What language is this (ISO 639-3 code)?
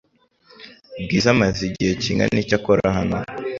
kin